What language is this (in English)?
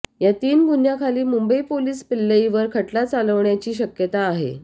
Marathi